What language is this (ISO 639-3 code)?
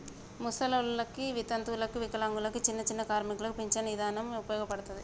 tel